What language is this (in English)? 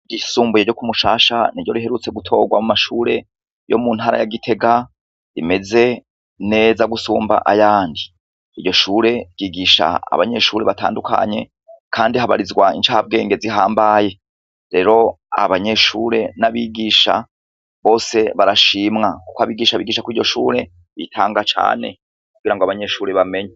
Rundi